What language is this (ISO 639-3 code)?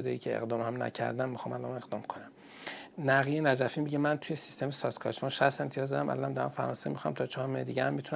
fas